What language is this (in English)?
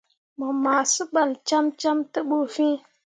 Mundang